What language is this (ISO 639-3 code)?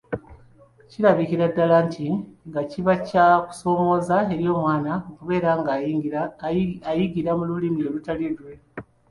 lug